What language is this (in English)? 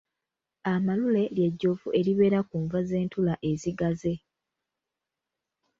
Ganda